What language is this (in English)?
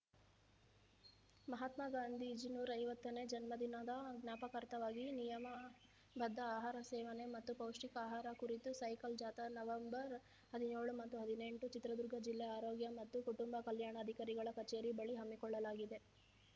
Kannada